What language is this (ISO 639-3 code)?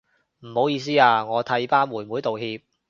yue